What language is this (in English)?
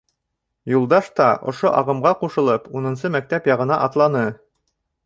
Bashkir